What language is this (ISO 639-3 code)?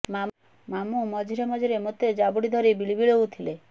ori